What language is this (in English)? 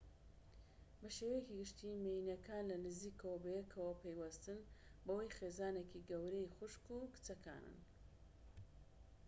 Central Kurdish